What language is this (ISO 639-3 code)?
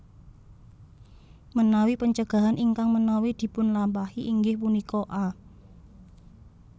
jav